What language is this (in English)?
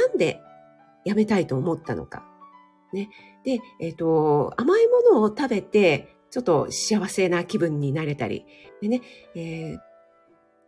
Japanese